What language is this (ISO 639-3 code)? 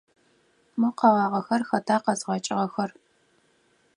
ady